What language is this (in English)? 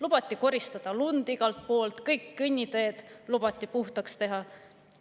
Estonian